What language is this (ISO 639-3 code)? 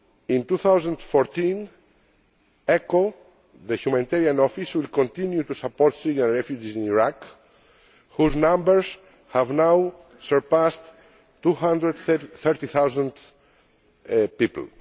eng